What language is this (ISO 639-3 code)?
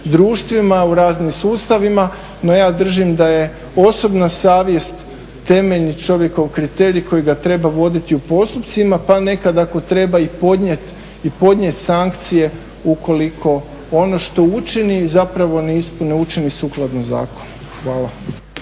hrv